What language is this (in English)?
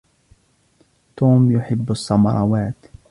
Arabic